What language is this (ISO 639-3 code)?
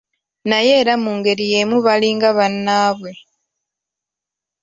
lug